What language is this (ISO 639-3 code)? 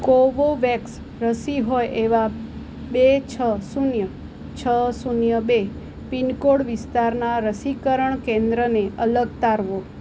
guj